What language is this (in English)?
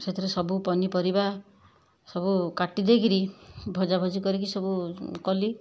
Odia